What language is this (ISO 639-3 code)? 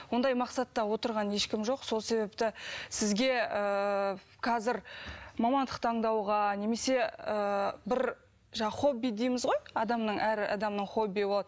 kaz